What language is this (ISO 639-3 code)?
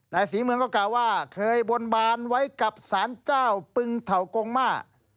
tha